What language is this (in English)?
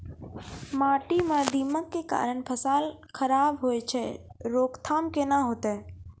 Maithili